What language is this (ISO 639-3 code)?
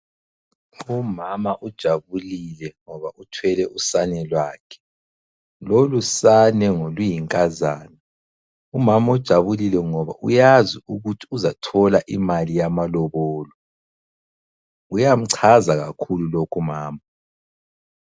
nde